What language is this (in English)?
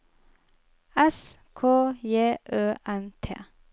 Norwegian